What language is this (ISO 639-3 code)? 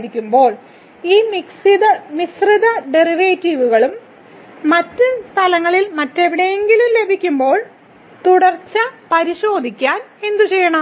mal